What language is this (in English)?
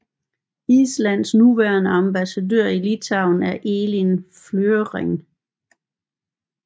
Danish